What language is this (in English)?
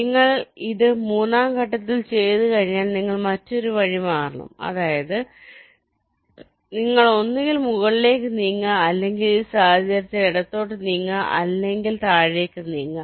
Malayalam